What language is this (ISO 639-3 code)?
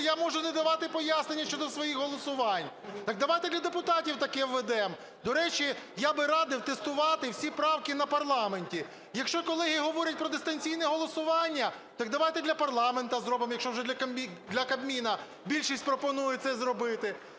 ukr